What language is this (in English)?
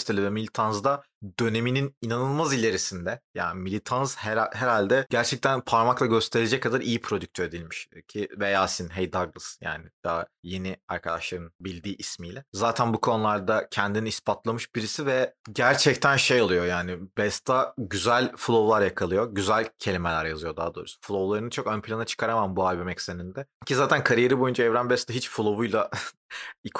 Turkish